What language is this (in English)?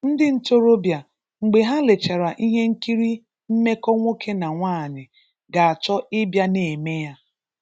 Igbo